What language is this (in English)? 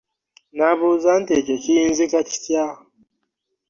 Ganda